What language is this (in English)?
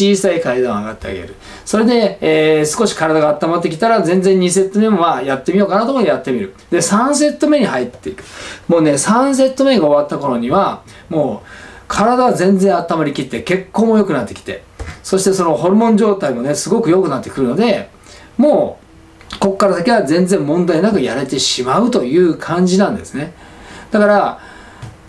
Japanese